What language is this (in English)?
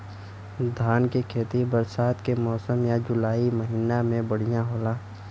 Bhojpuri